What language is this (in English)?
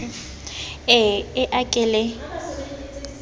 Southern Sotho